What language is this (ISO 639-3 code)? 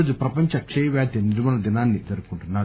tel